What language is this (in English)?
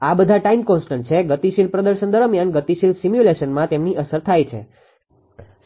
Gujarati